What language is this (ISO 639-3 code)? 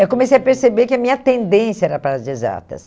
por